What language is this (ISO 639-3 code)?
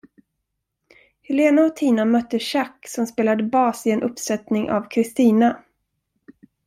swe